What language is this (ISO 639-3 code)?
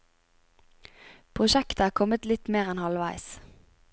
nor